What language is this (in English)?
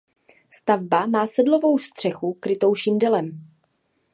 Czech